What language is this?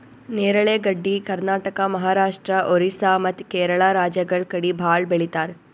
Kannada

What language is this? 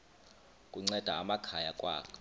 Xhosa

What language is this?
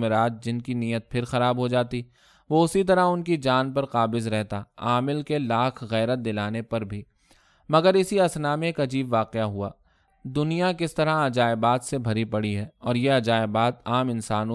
Urdu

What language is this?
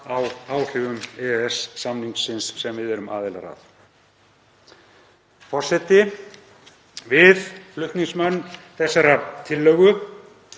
Icelandic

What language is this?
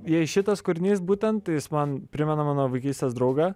Lithuanian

